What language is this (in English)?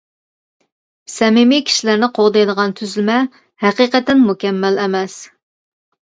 Uyghur